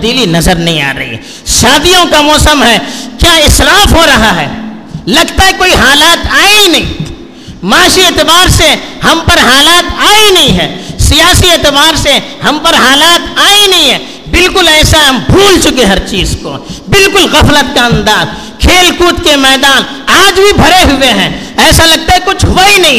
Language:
Urdu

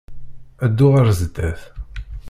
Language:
Kabyle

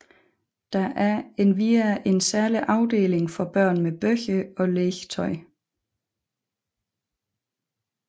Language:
Danish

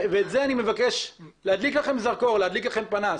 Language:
Hebrew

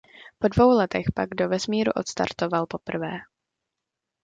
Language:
Czech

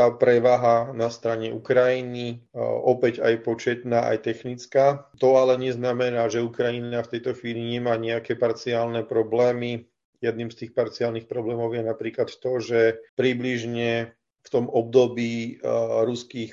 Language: Slovak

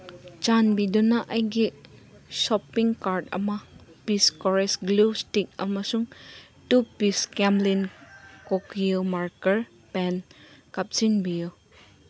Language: Manipuri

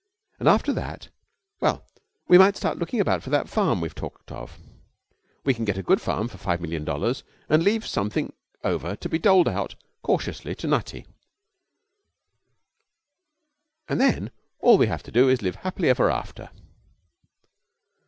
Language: English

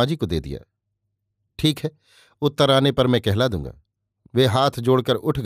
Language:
Hindi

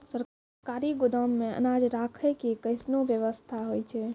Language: Maithili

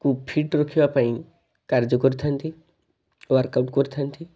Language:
Odia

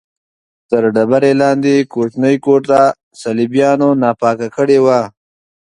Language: Pashto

